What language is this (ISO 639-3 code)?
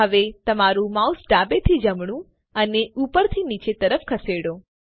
guj